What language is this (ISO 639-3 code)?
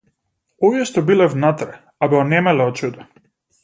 mkd